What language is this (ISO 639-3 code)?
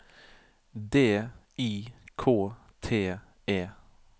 nor